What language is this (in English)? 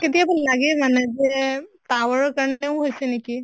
Assamese